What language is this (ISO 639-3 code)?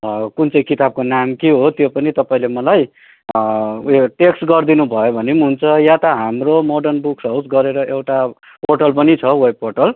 nep